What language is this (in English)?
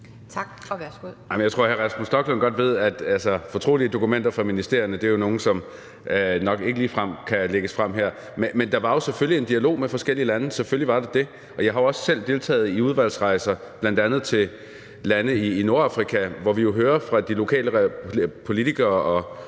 Danish